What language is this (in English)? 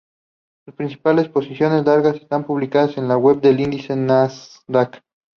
Spanish